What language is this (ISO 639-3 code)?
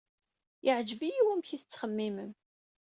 kab